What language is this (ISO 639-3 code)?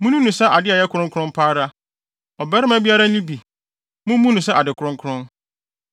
aka